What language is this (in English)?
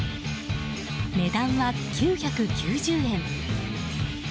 Japanese